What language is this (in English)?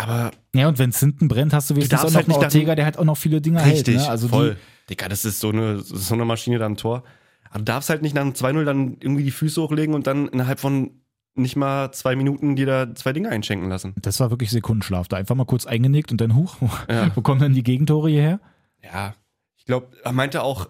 German